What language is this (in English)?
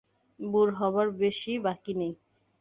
Bangla